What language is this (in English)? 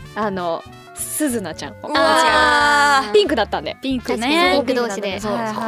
Japanese